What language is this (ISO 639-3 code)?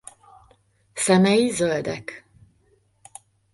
hun